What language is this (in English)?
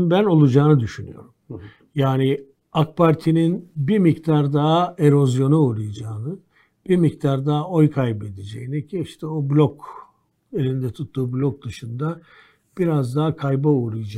Turkish